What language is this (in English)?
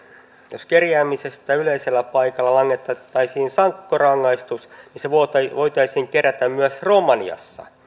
Finnish